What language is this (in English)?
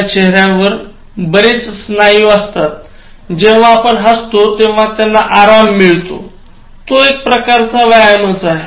Marathi